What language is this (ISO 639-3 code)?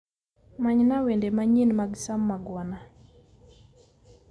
luo